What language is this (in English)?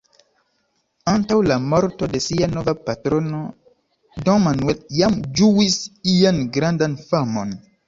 Esperanto